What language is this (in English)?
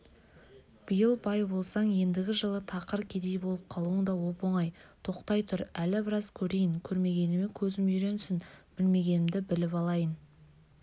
Kazakh